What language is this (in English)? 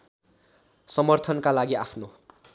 Nepali